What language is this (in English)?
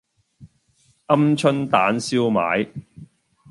Cantonese